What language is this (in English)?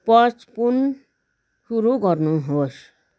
Nepali